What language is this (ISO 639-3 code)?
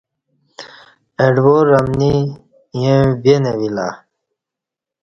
bsh